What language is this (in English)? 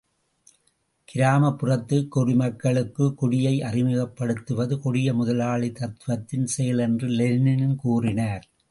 Tamil